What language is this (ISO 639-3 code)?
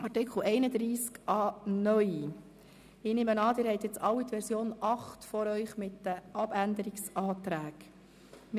gsw